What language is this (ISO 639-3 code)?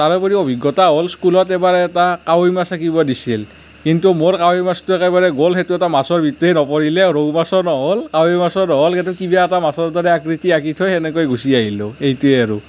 asm